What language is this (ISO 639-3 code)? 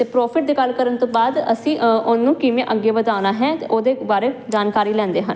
pan